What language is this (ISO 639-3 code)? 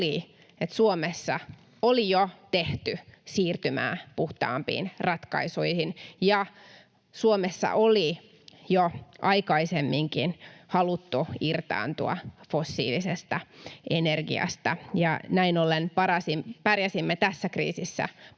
fin